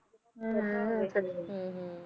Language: Punjabi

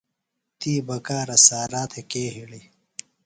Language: Phalura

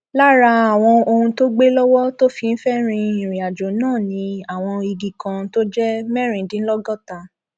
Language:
Yoruba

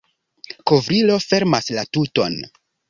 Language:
Esperanto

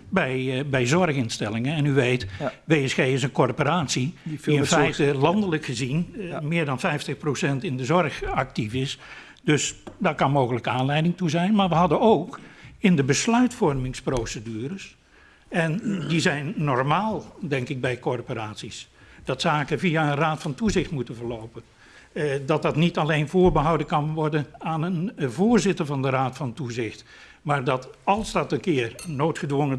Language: Dutch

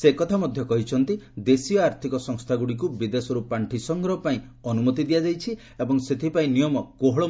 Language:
Odia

